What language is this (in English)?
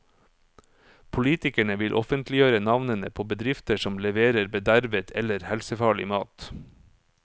Norwegian